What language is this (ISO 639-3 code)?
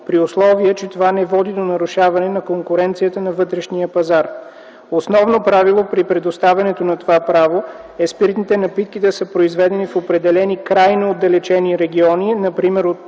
bul